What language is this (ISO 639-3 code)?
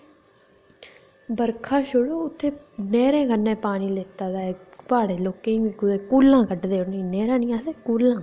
doi